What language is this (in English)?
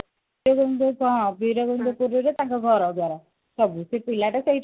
Odia